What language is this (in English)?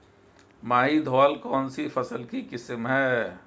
Hindi